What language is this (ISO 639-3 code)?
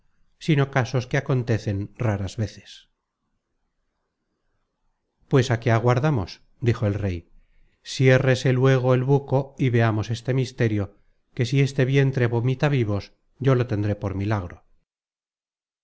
spa